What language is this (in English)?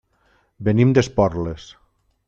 Catalan